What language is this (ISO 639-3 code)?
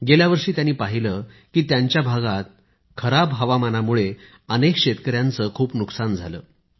mar